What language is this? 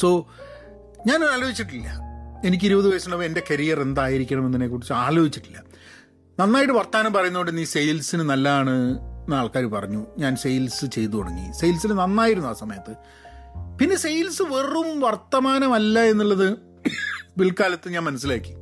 Malayalam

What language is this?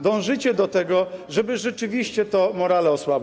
Polish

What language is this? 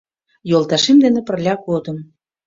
Mari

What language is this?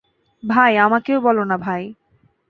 Bangla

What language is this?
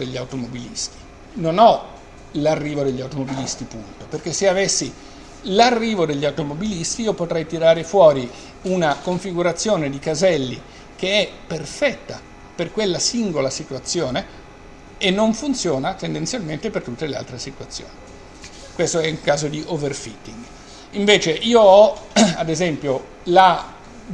Italian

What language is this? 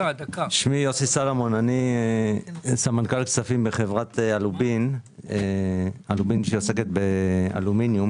Hebrew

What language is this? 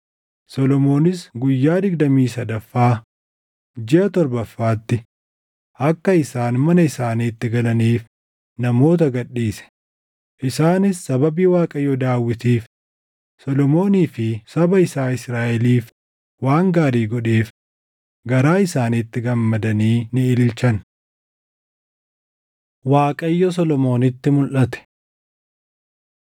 Oromo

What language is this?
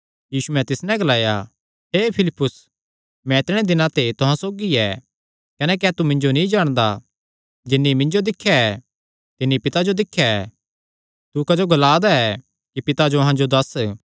Kangri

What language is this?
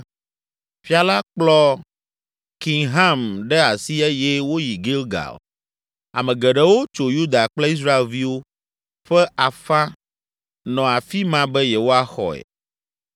Ewe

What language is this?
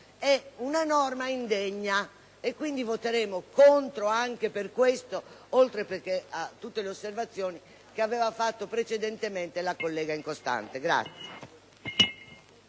Italian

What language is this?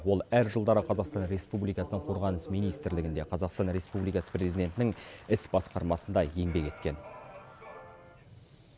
Kazakh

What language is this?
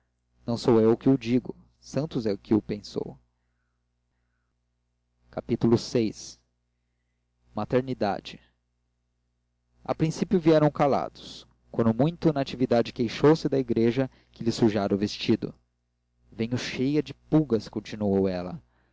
Portuguese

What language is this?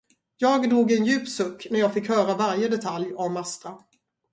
Swedish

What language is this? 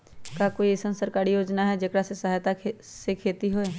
Magahi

